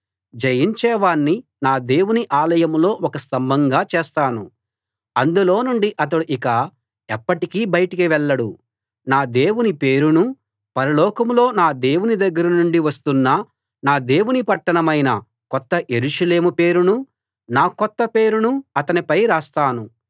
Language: Telugu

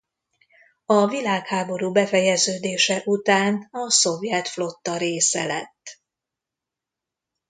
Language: Hungarian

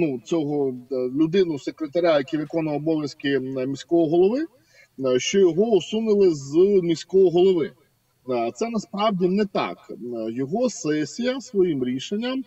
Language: Ukrainian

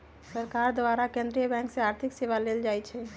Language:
Magahi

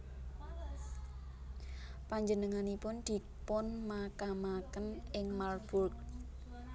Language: Javanese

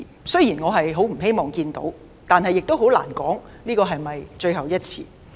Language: Cantonese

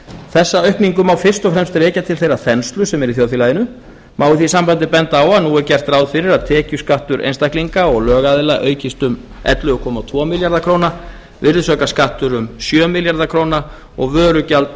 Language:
Icelandic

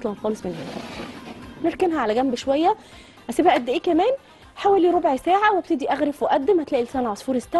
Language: Arabic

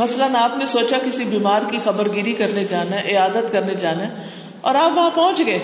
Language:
Urdu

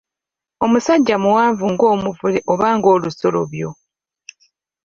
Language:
Ganda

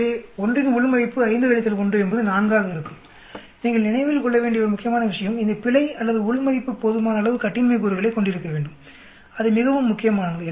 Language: Tamil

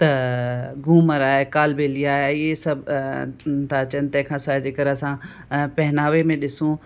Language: Sindhi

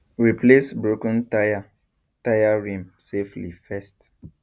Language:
Nigerian Pidgin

